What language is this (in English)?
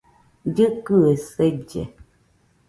Nüpode Huitoto